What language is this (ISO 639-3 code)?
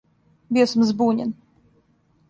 srp